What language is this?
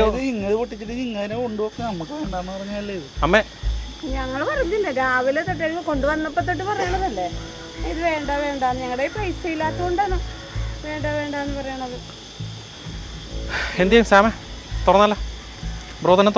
Malayalam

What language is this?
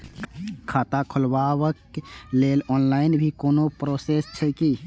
Maithili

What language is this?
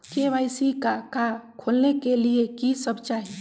Magahi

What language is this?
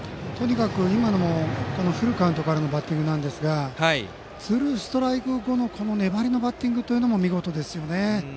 Japanese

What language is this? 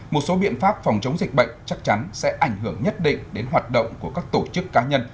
Vietnamese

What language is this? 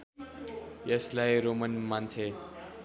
Nepali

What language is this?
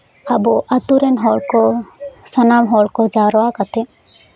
Santali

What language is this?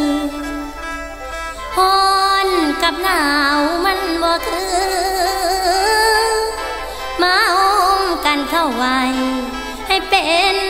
Thai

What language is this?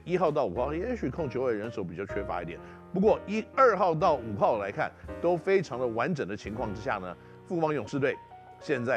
Chinese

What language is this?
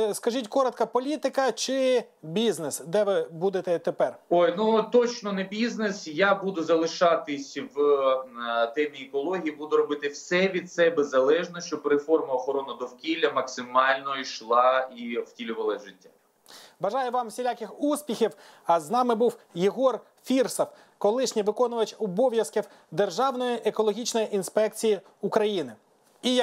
Ukrainian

